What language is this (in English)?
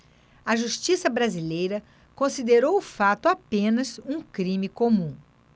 Portuguese